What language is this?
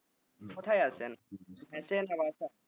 Bangla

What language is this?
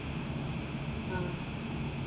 Malayalam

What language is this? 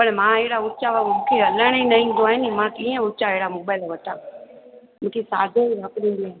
Sindhi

